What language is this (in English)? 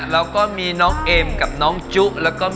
Thai